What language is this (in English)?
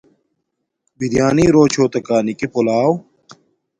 Domaaki